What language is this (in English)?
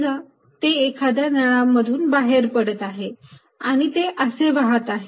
Marathi